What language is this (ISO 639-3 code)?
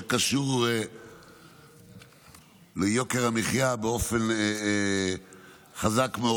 heb